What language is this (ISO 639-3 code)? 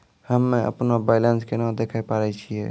mai